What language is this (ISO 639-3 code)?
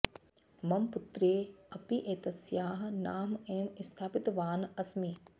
san